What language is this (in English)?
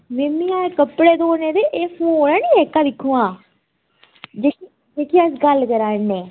Dogri